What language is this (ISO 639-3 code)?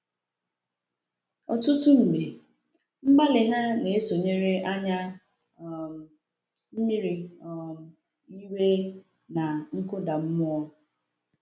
ibo